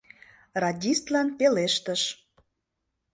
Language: Mari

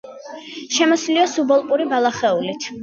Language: Georgian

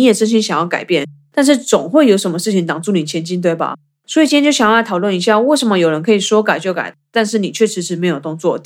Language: Chinese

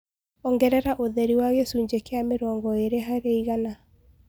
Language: Kikuyu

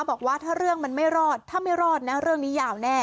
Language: Thai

